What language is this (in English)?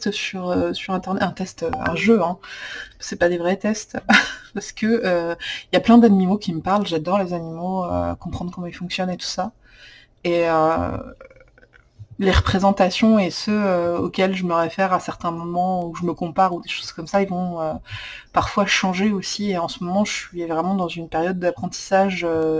French